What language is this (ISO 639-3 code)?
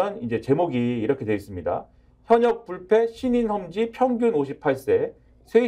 kor